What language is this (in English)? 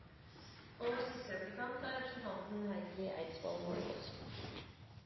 Norwegian Bokmål